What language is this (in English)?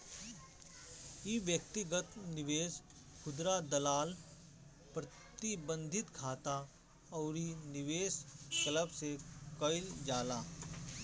Bhojpuri